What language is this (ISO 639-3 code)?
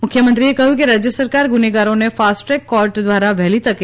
guj